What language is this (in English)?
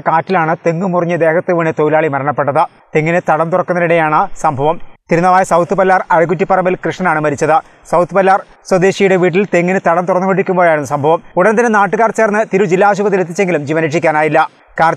Malayalam